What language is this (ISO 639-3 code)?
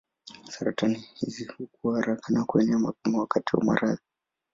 swa